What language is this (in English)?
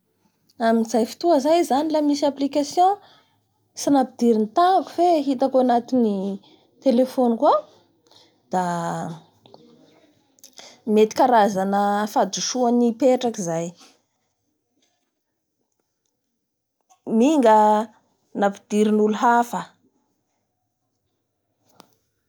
Bara Malagasy